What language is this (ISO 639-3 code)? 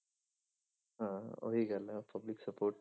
pan